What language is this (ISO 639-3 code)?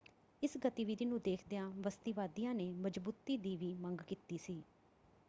pan